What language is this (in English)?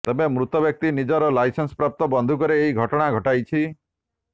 Odia